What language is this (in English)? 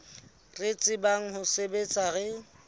Southern Sotho